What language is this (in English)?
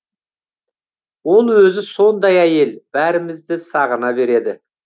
Kazakh